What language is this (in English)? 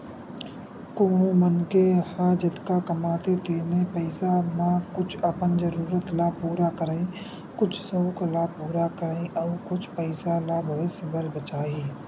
Chhattisgarhi